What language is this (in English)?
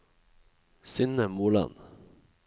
Norwegian